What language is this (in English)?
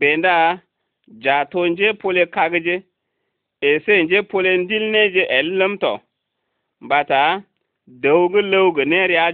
Arabic